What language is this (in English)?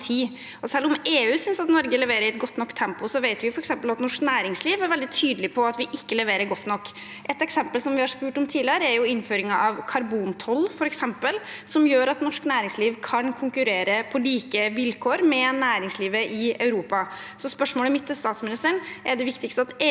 Norwegian